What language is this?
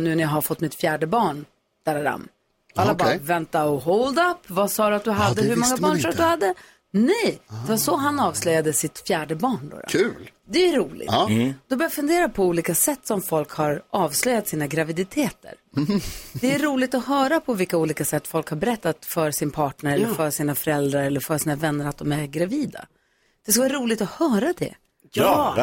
Swedish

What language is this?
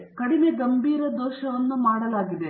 Kannada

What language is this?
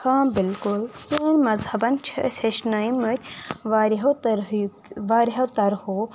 Kashmiri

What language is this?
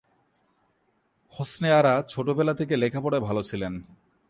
Bangla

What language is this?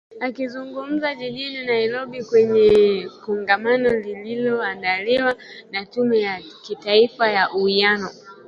Swahili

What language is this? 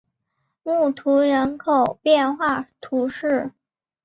Chinese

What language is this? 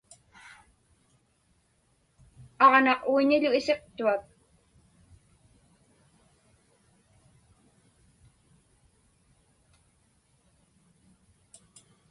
Inupiaq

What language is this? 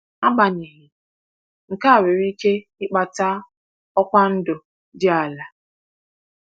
Igbo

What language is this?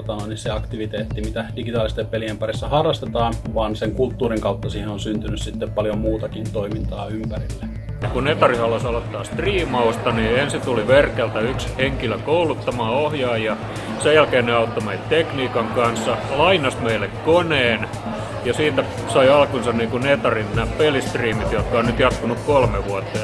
Finnish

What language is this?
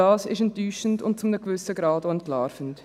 Swiss German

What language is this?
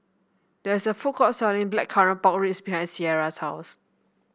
English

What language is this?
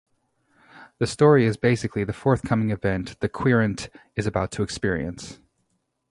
English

